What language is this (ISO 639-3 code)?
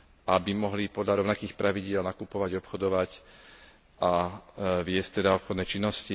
slk